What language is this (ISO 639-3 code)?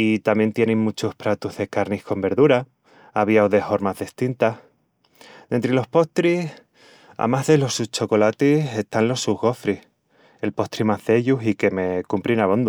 ext